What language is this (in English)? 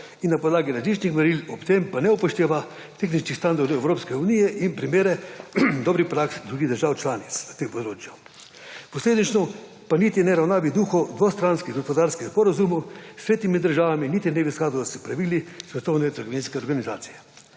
Slovenian